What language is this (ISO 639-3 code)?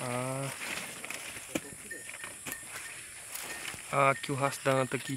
por